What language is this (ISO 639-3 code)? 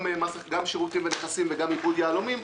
heb